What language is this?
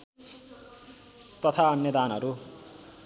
Nepali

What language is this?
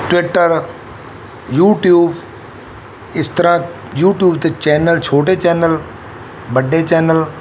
Punjabi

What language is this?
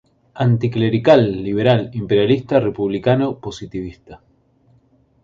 Spanish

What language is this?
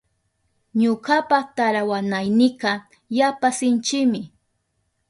Southern Pastaza Quechua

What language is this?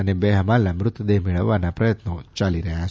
Gujarati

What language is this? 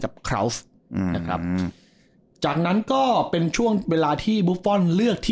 Thai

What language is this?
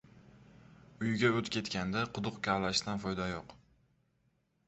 Uzbek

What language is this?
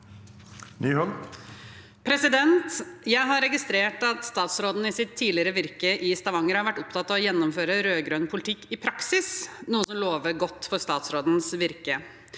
Norwegian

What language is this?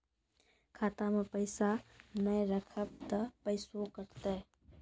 Maithili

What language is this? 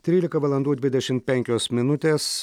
Lithuanian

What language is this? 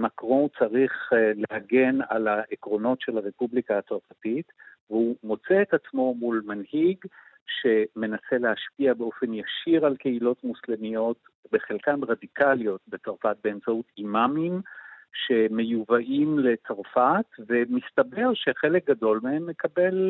Hebrew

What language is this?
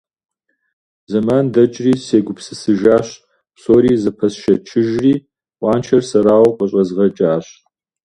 Kabardian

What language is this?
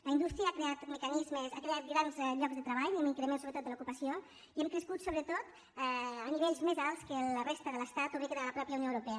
Catalan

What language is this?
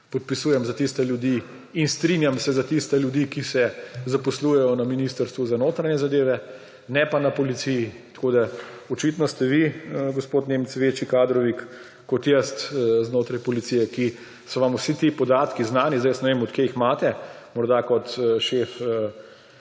Slovenian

